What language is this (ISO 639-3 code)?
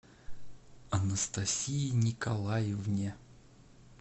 rus